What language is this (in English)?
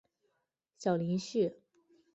Chinese